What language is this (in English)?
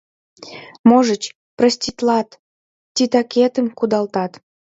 Mari